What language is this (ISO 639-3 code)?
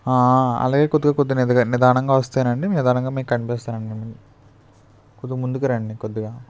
tel